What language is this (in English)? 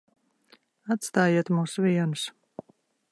Latvian